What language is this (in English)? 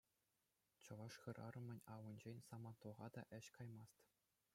Chuvash